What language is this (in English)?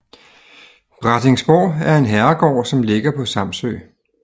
Danish